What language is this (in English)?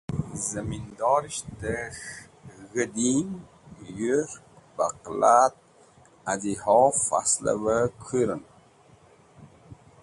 Wakhi